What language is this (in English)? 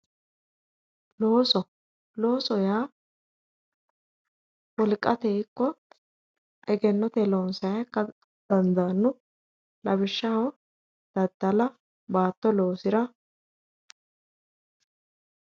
Sidamo